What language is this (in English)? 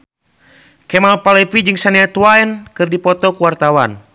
Sundanese